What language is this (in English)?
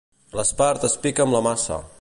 Catalan